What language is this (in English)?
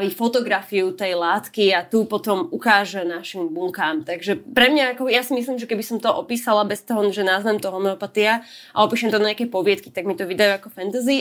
Slovak